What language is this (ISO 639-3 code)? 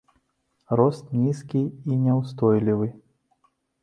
bel